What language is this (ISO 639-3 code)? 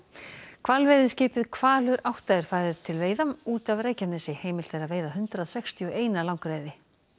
isl